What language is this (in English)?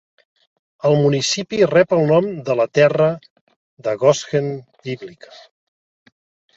Catalan